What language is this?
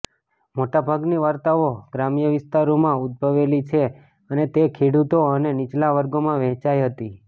Gujarati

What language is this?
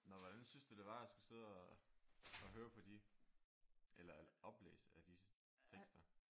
Danish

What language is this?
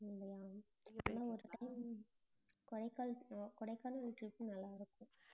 Tamil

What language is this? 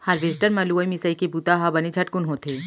Chhattisgarhi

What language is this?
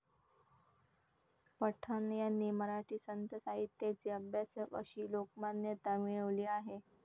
Marathi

